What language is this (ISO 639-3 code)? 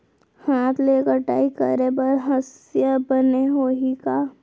hne